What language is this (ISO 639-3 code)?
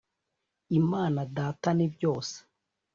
kin